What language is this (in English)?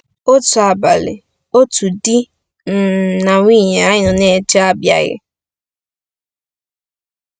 Igbo